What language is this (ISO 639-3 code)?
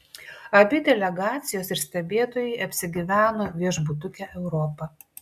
lit